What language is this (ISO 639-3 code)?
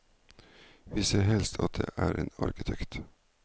nor